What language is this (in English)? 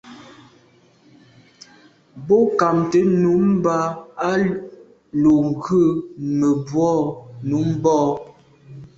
Medumba